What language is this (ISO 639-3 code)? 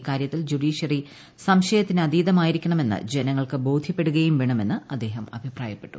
mal